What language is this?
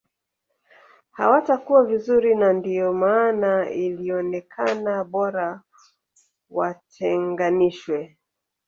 Swahili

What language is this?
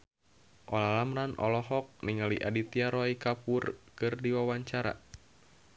Sundanese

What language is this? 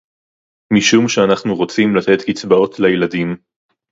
Hebrew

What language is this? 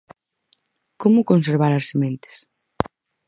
Galician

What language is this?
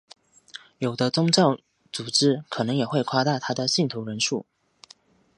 Chinese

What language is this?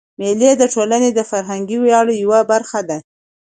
Pashto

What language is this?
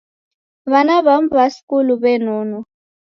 Taita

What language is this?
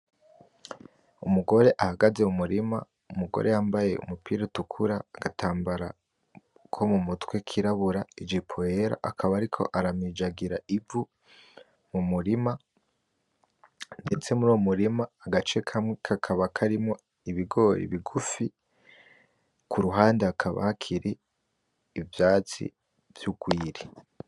Rundi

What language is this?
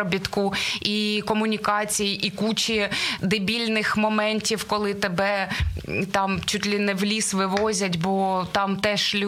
Ukrainian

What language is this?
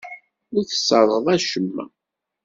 Kabyle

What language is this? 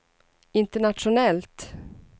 Swedish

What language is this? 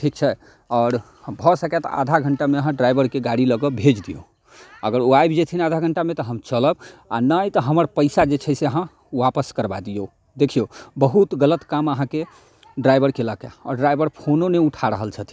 Maithili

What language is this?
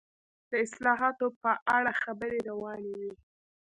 Pashto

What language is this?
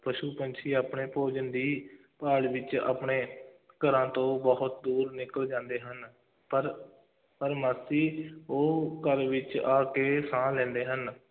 Punjabi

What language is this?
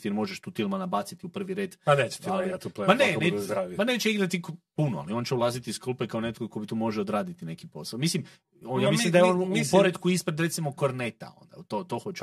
Croatian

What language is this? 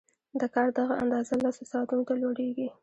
Pashto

